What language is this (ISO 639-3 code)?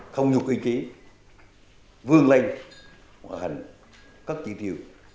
vie